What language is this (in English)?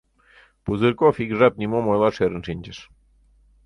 Mari